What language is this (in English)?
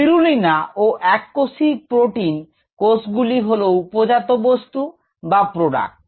Bangla